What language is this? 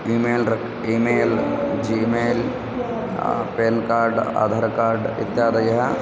Sanskrit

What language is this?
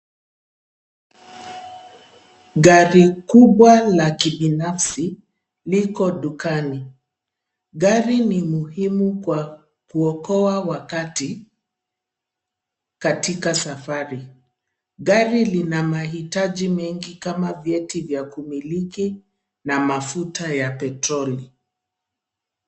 Swahili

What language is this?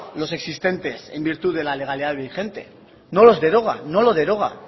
Spanish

